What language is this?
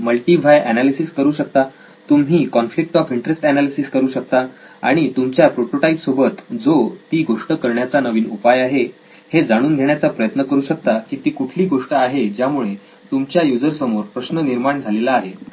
Marathi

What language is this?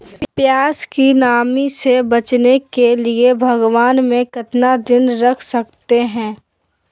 Magahi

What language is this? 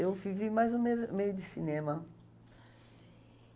Portuguese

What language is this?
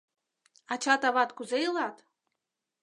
Mari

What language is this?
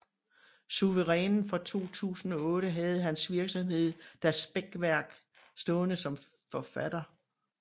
Danish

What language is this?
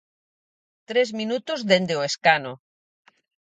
Galician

